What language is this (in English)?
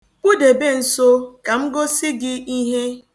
Igbo